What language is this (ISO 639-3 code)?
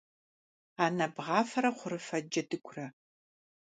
kbd